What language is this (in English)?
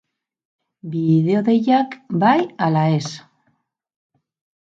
Basque